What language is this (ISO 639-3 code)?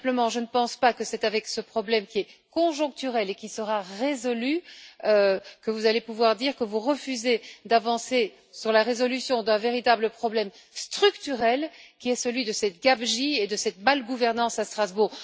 fra